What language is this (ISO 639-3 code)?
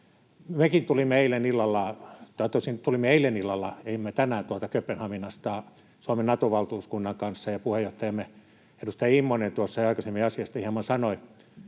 fin